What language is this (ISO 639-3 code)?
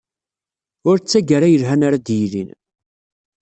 kab